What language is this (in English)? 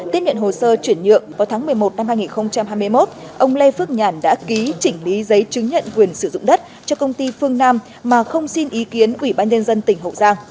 Vietnamese